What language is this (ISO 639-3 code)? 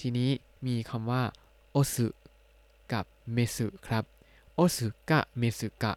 tha